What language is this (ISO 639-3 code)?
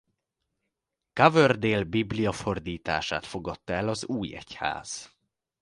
hun